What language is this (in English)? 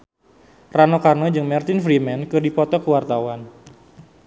Sundanese